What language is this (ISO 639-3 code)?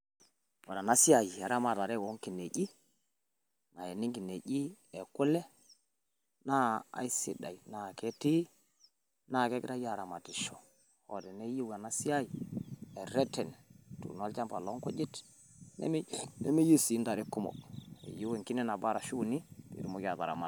mas